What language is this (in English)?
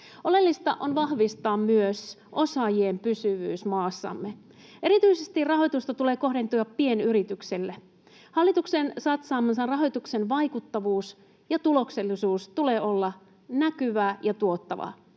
Finnish